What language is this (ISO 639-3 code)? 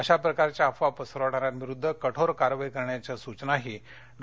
mar